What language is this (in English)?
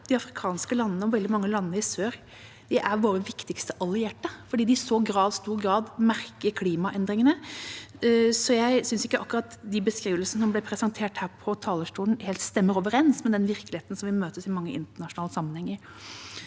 Norwegian